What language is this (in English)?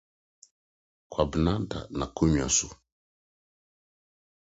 Akan